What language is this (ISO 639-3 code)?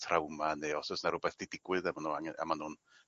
cym